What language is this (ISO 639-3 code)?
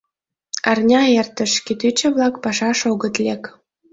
chm